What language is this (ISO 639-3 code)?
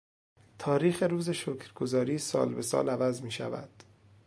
fas